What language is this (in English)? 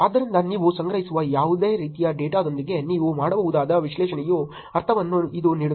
Kannada